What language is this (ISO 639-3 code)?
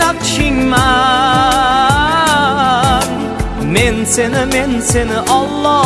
tur